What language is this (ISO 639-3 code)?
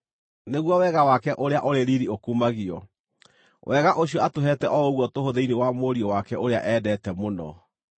kik